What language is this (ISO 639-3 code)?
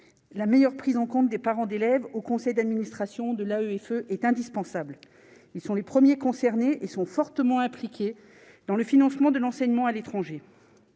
fra